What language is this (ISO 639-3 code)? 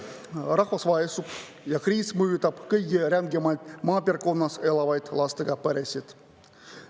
est